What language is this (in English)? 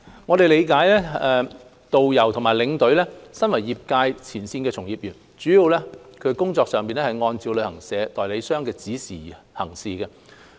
Cantonese